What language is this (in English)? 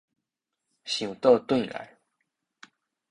Min Nan Chinese